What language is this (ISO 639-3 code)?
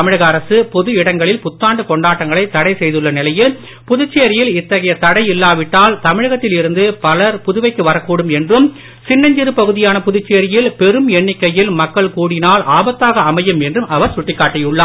tam